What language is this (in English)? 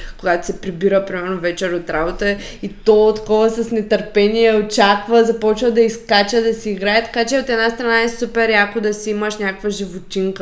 Bulgarian